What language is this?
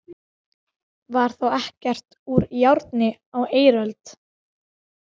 Icelandic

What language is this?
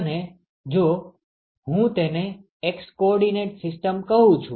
Gujarati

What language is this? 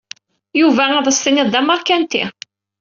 Kabyle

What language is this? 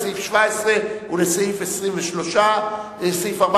Hebrew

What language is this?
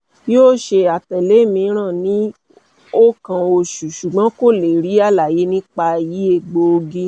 Yoruba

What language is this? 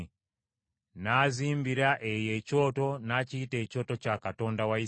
Ganda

